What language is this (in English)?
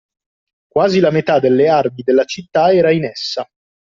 Italian